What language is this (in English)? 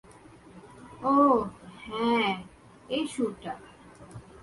Bangla